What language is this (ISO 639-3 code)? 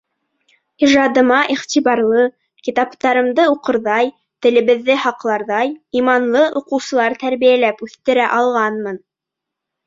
bak